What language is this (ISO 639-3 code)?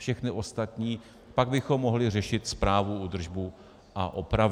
ces